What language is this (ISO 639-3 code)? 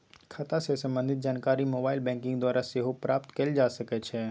mag